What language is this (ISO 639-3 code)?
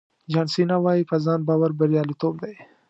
pus